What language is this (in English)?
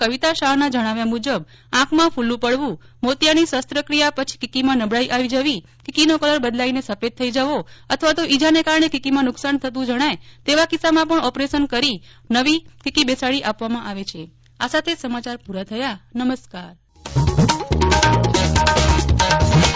Gujarati